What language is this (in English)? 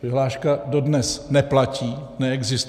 Czech